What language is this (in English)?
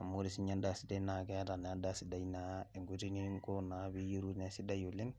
Masai